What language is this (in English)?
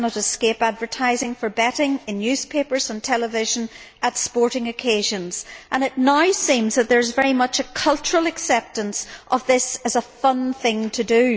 English